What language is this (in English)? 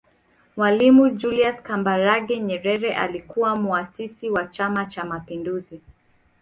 Swahili